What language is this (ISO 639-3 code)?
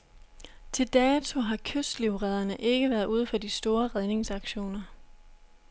dan